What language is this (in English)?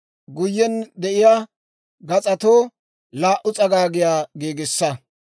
Dawro